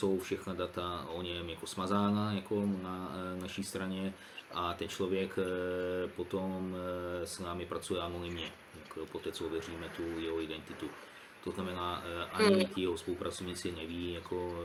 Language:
Czech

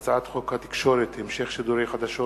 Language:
Hebrew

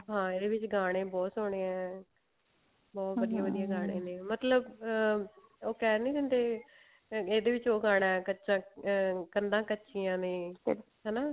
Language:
Punjabi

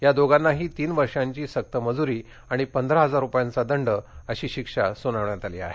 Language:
Marathi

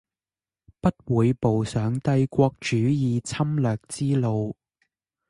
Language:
Chinese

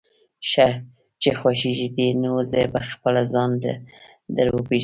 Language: Pashto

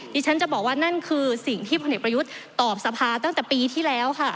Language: Thai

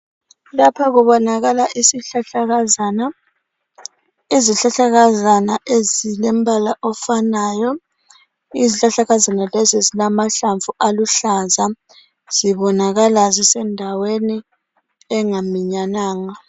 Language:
North Ndebele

